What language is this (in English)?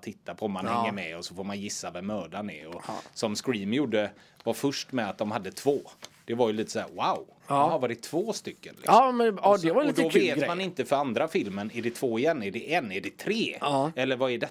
Swedish